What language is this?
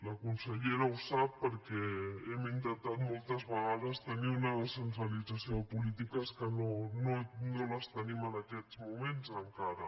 Catalan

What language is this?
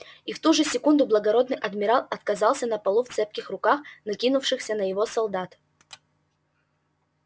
Russian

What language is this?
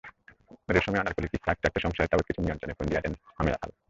Bangla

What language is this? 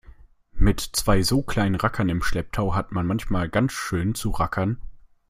German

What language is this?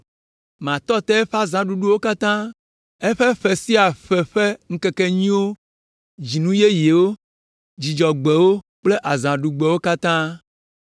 Ewe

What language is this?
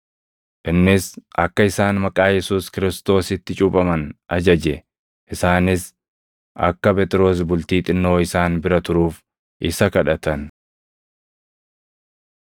Oromo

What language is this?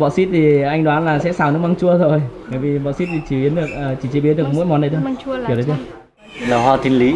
Vietnamese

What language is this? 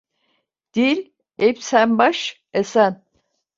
Turkish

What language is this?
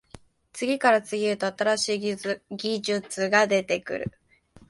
Japanese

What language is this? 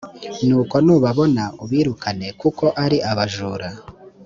Kinyarwanda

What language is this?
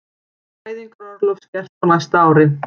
Icelandic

